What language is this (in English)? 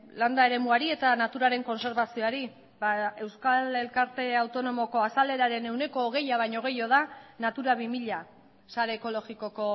Basque